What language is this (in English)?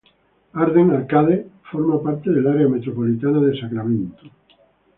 Spanish